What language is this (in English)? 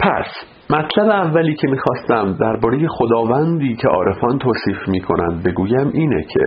Persian